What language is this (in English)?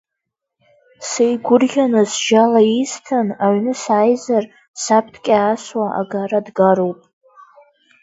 Abkhazian